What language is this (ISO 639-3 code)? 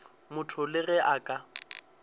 nso